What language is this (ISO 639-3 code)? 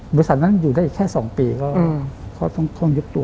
tha